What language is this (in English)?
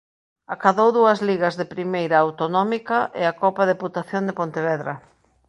Galician